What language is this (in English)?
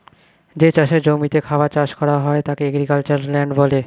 Bangla